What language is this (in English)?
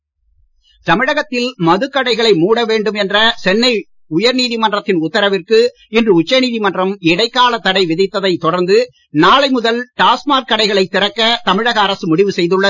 Tamil